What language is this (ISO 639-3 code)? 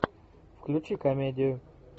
rus